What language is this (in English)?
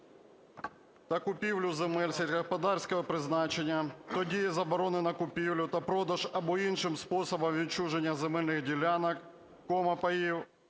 Ukrainian